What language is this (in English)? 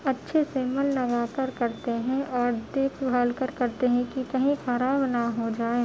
Urdu